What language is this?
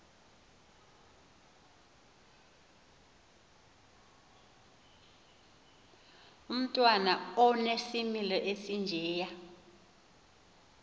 Xhosa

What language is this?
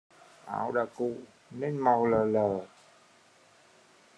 Vietnamese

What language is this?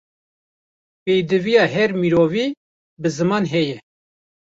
Kurdish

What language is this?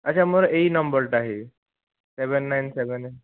Odia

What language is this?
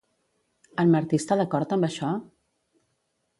Catalan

